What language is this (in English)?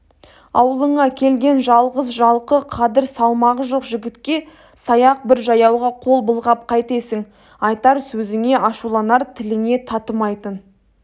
Kazakh